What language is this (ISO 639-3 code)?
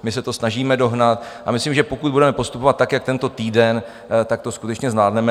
ces